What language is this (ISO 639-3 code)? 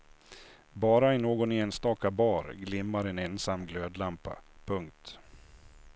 swe